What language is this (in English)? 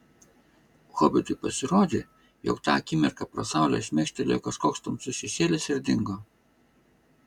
Lithuanian